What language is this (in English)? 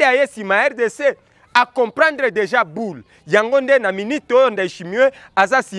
French